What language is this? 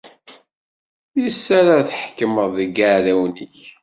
Kabyle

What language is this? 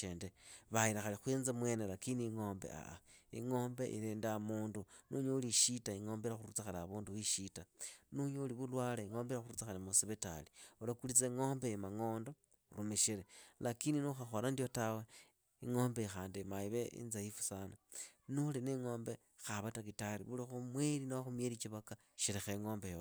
Idakho-Isukha-Tiriki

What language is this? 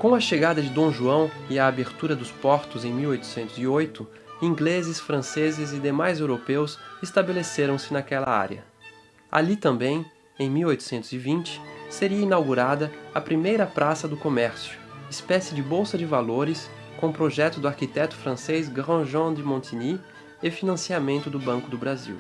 Portuguese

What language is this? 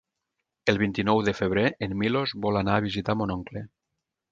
Catalan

